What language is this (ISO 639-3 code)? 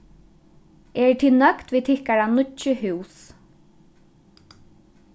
fao